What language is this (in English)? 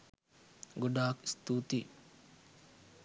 Sinhala